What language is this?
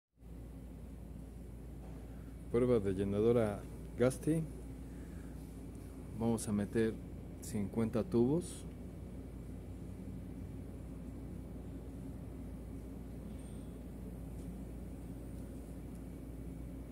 Spanish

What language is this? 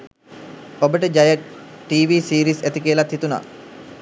Sinhala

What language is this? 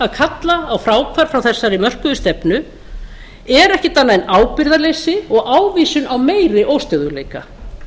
Icelandic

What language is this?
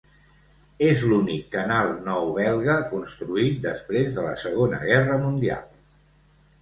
Catalan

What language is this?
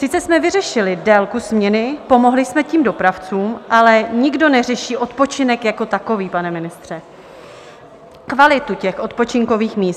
Czech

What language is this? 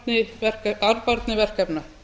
Icelandic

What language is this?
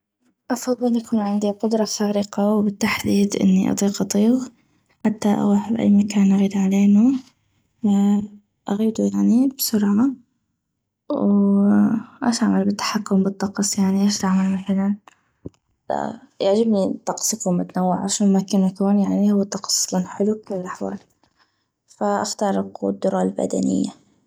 North Mesopotamian Arabic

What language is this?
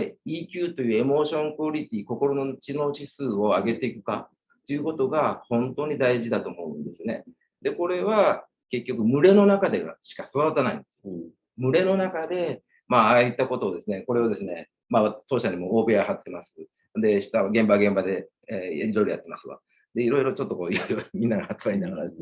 Japanese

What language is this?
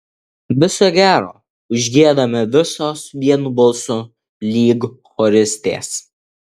Lithuanian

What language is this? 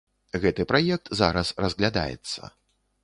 Belarusian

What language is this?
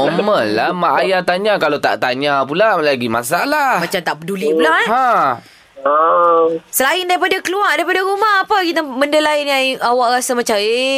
Malay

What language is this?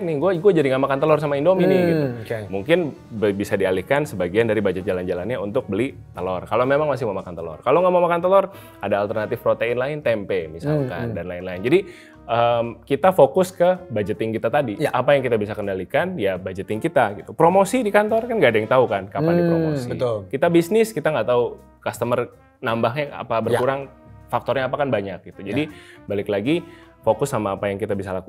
Indonesian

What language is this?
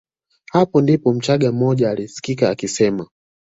Swahili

